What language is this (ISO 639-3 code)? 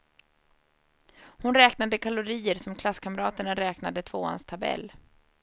swe